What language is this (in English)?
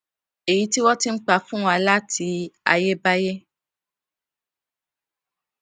Yoruba